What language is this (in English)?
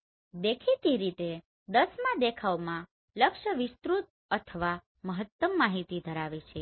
Gujarati